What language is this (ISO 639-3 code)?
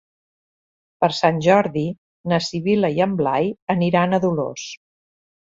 cat